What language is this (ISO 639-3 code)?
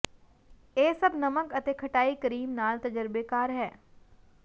pan